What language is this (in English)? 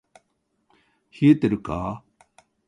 Japanese